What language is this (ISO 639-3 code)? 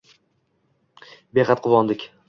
uzb